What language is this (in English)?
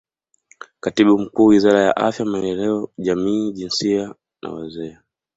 Swahili